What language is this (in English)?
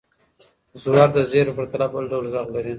Pashto